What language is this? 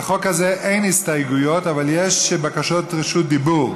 Hebrew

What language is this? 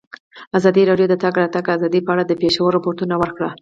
Pashto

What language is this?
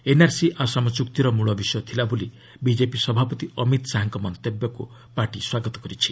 Odia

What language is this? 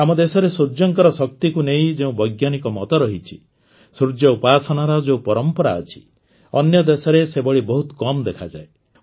Odia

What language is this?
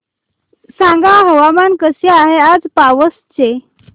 Marathi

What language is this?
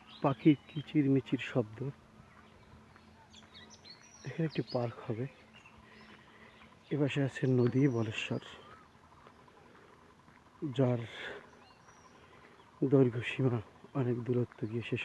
Bangla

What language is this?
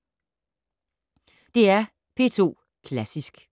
Danish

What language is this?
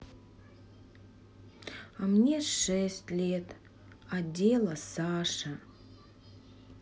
Russian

